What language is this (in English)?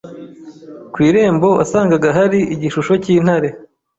Kinyarwanda